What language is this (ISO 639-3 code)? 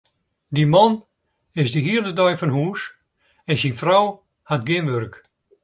fry